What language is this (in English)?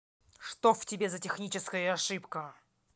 Russian